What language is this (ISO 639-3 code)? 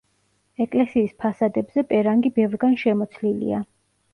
kat